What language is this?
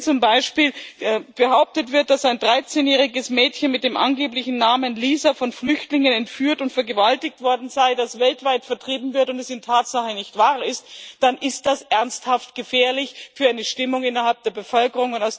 German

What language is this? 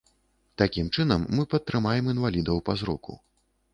Belarusian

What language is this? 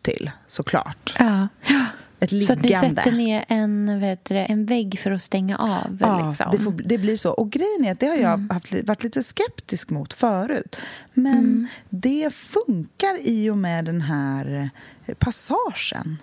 Swedish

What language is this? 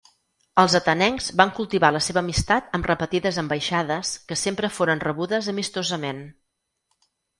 Catalan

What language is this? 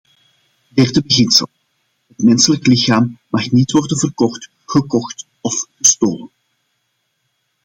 Dutch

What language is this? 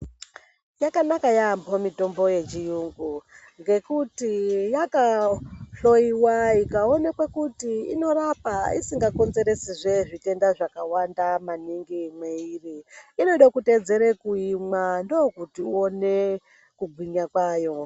Ndau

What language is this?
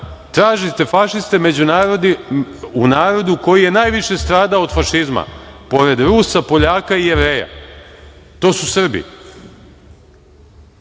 Serbian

